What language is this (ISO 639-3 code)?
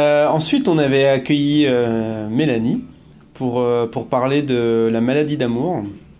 fra